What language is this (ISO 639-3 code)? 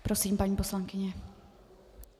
ces